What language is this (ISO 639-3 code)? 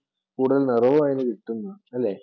mal